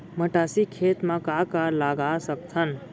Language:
Chhattisgarhi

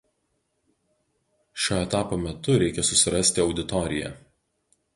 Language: Lithuanian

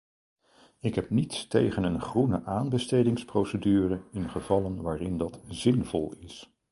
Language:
Dutch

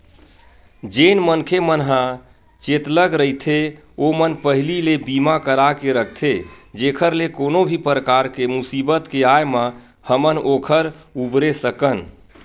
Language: Chhattisgarhi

